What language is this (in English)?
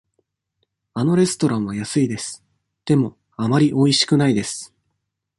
Japanese